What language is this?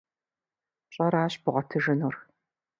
Kabardian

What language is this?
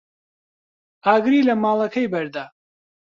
Central Kurdish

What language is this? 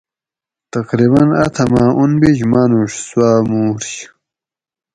Gawri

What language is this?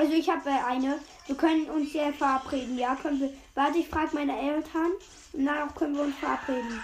German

